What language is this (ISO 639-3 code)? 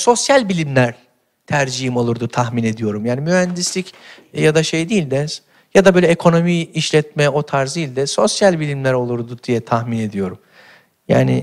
tur